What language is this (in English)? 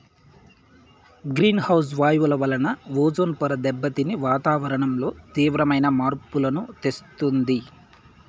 Telugu